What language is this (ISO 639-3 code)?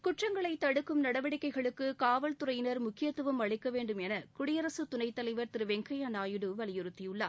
tam